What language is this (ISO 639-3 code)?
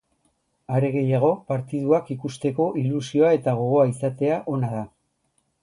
eus